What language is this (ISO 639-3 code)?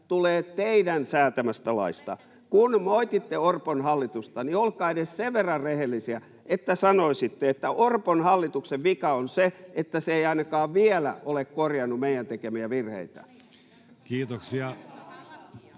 fin